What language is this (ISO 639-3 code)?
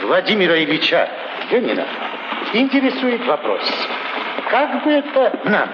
rus